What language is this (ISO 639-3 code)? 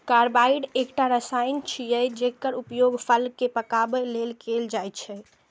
mai